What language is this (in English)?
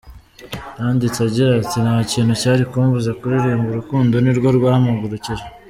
Kinyarwanda